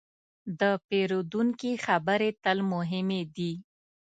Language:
Pashto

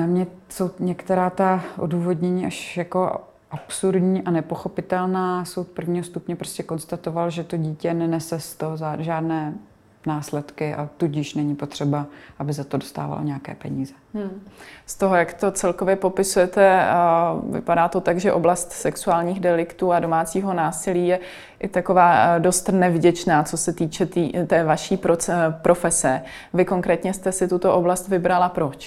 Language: Czech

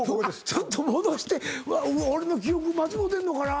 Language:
Japanese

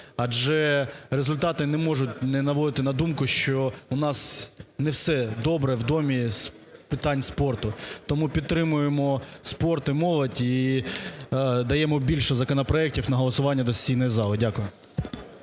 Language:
Ukrainian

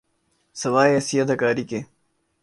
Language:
Urdu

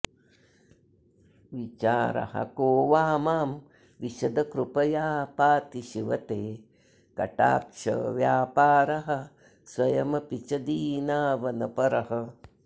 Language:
Sanskrit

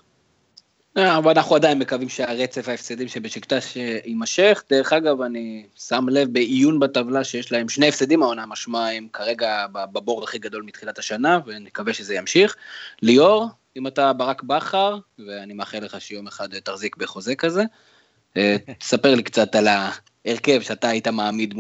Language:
Hebrew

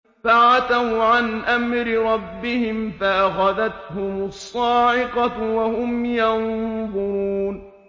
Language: Arabic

